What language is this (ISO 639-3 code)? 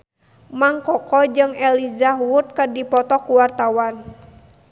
sun